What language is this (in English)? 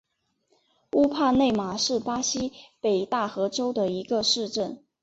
Chinese